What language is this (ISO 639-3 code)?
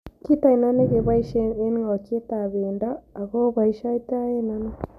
kln